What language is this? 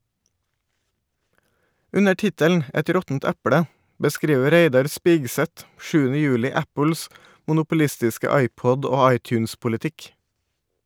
Norwegian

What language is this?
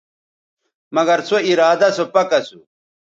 Bateri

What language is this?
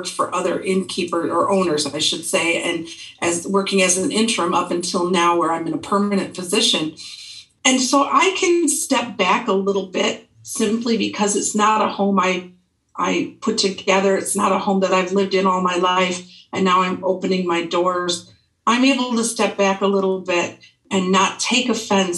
English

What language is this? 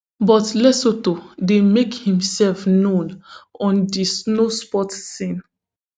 Nigerian Pidgin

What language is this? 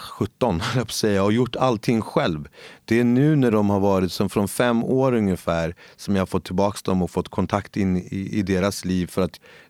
Swedish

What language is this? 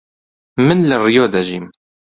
Central Kurdish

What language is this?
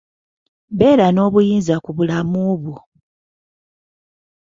Ganda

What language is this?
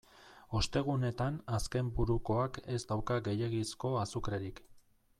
Basque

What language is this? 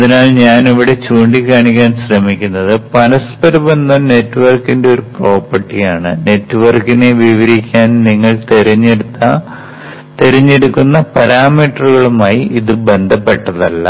Malayalam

